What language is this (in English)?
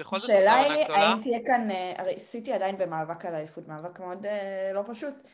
Hebrew